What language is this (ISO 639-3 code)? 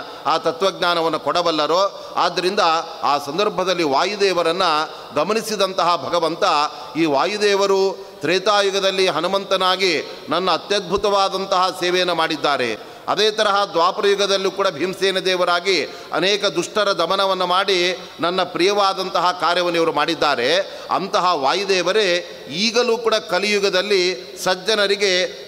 kan